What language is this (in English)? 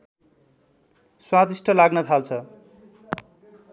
Nepali